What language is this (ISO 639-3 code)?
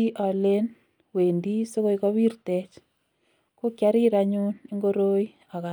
kln